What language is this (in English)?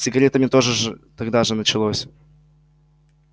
Russian